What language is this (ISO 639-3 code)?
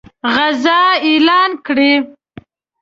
pus